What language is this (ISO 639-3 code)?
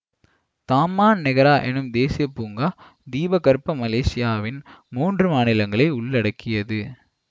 tam